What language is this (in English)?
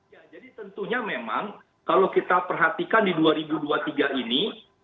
Indonesian